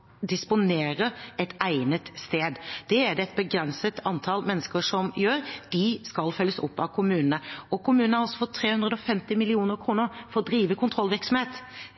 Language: Norwegian Bokmål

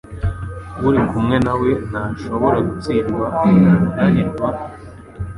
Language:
Kinyarwanda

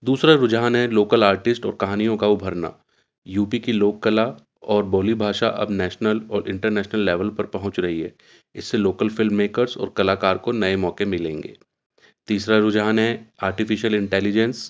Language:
Urdu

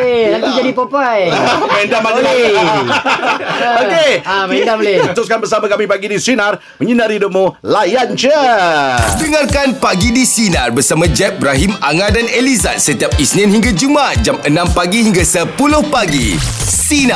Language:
Malay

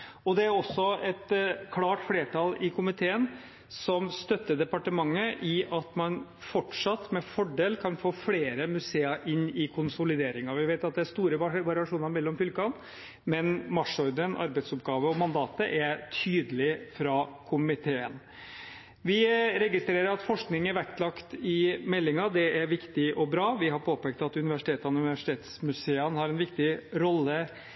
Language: Norwegian Bokmål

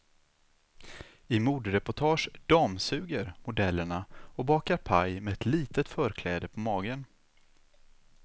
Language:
Swedish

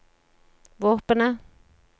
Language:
Norwegian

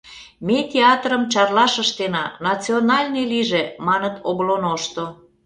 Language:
Mari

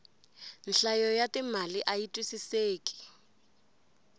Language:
Tsonga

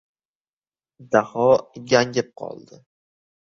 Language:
Uzbek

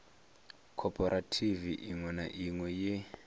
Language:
Venda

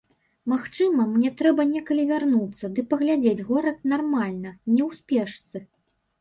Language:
Belarusian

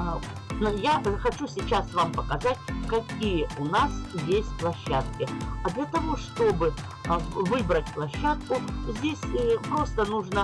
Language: Russian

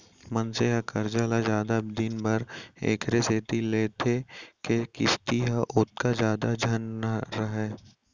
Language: Chhattisgarhi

